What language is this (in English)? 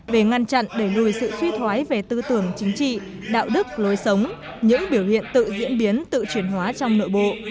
Vietnamese